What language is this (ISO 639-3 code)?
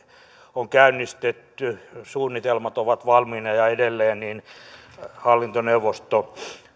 fin